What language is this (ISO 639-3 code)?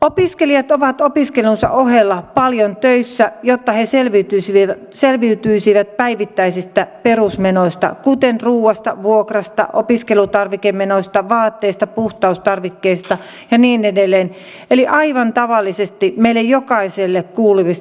fin